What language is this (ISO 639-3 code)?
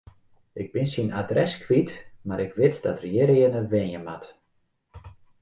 fry